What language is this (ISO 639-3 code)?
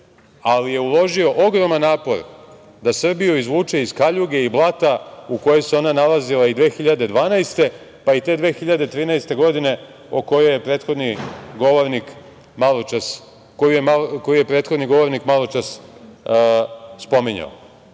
srp